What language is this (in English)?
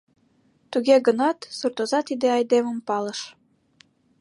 Mari